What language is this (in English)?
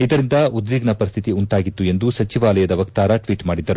Kannada